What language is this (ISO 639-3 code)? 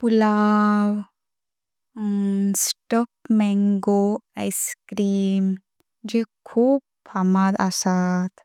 kok